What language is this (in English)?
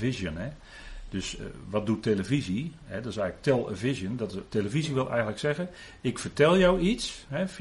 Dutch